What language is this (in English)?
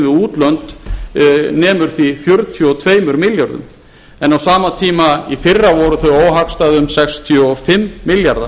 Icelandic